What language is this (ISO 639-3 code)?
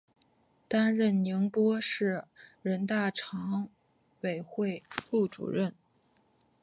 zho